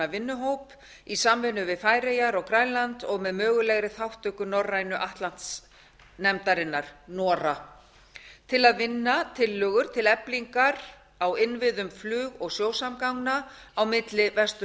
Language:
Icelandic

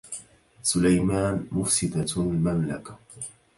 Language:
Arabic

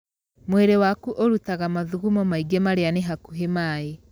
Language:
Kikuyu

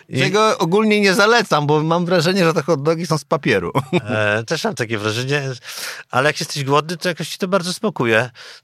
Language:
Polish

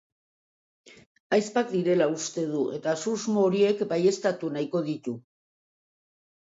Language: Basque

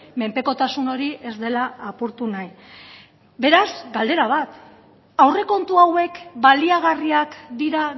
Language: Basque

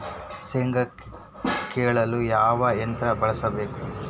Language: Kannada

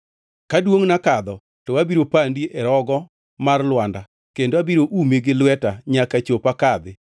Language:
Luo (Kenya and Tanzania)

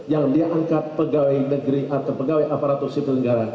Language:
Indonesian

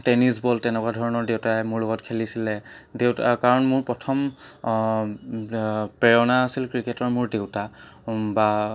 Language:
Assamese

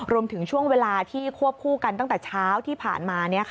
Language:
Thai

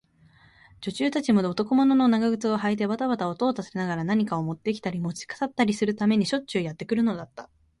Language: Japanese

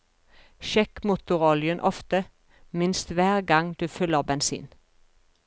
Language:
Norwegian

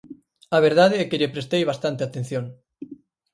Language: Galician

